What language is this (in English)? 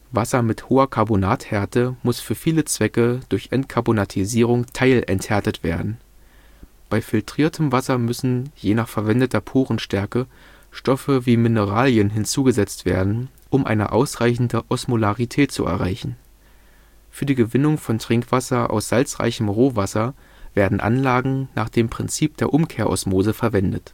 German